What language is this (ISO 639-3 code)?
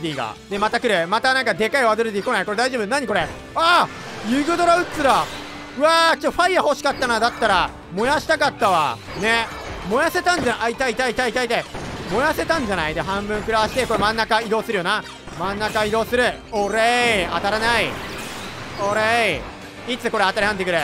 jpn